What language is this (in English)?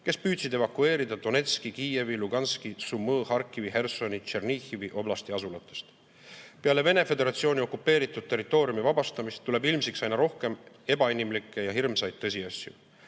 Estonian